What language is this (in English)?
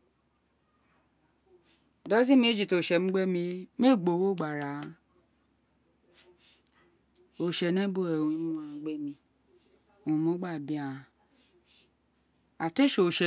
Isekiri